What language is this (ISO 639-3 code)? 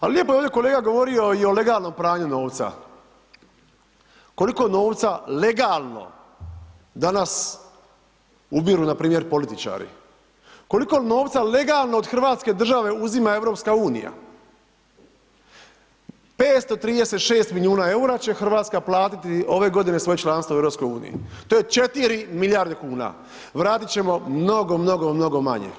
hrv